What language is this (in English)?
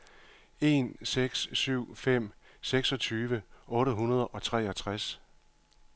Danish